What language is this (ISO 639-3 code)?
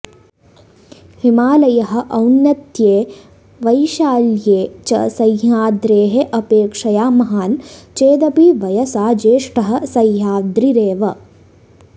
san